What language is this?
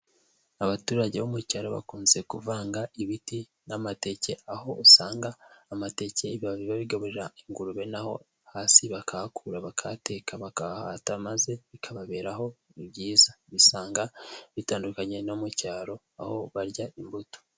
Kinyarwanda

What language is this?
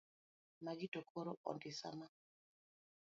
Luo (Kenya and Tanzania)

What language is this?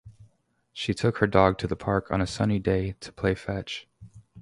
English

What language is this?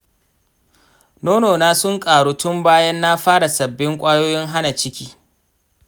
Hausa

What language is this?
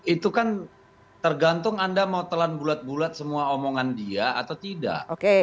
Indonesian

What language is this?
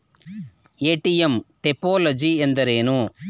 Kannada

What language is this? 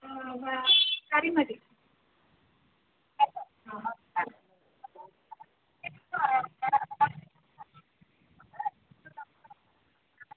Malayalam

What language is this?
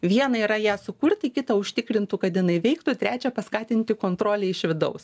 Lithuanian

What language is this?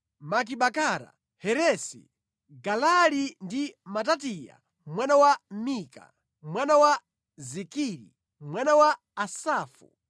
Nyanja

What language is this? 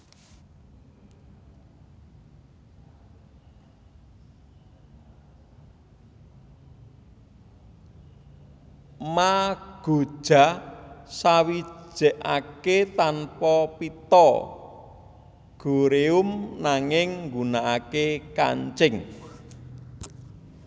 Javanese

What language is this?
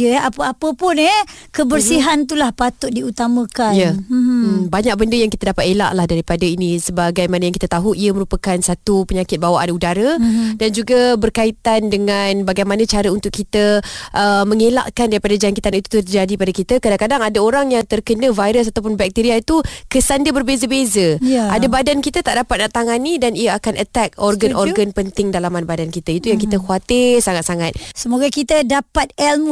Malay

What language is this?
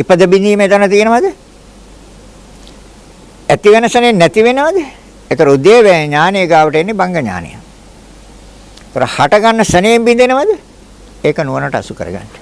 Sinhala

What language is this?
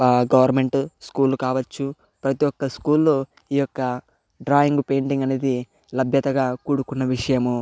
Telugu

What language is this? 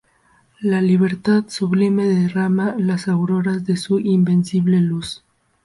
Spanish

